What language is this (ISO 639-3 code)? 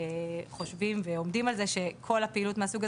heb